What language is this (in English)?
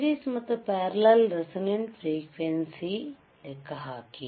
Kannada